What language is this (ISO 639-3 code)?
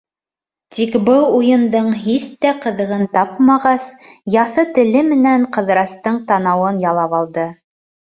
bak